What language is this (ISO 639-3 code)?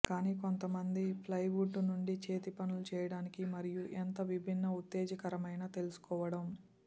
tel